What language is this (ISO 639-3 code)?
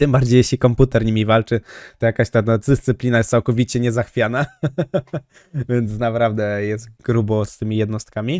pol